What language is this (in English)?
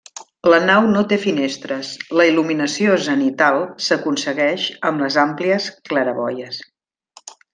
Catalan